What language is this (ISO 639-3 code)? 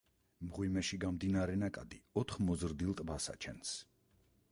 kat